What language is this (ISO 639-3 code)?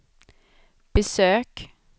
swe